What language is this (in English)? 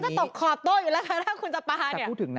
Thai